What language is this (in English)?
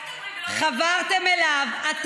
Hebrew